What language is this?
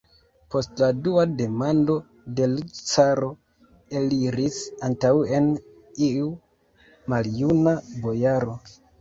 Esperanto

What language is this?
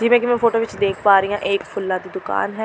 Punjabi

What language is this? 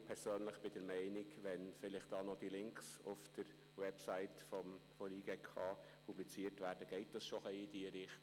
Swiss German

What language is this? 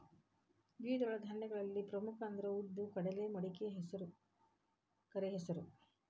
Kannada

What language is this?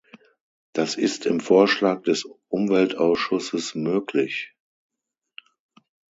German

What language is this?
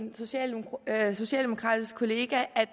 Danish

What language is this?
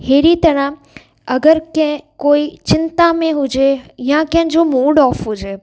Sindhi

